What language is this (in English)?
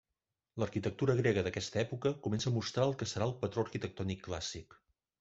Catalan